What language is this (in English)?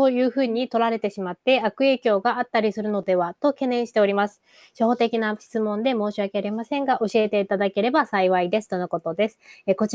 Japanese